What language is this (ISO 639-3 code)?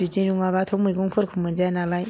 brx